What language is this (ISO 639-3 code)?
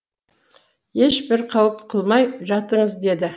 kaz